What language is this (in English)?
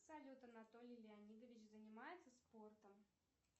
Russian